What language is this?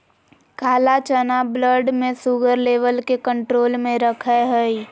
Magahi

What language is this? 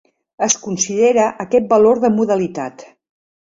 Catalan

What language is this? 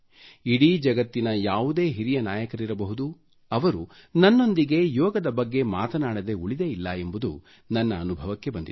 Kannada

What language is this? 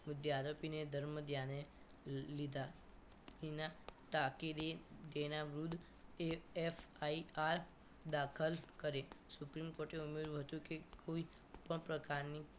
Gujarati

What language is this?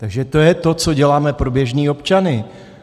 Czech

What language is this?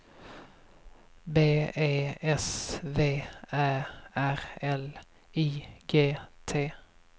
Swedish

